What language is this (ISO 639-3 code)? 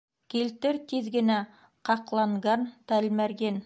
bak